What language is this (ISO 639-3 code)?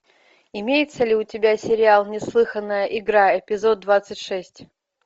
rus